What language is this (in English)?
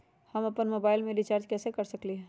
Magahi